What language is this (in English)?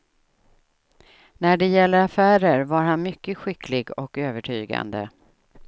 Swedish